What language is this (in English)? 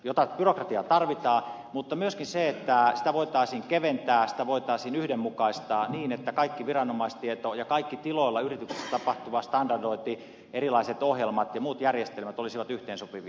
Finnish